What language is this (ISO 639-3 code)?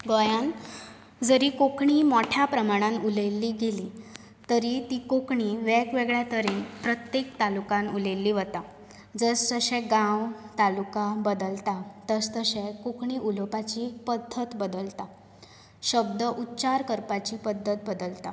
kok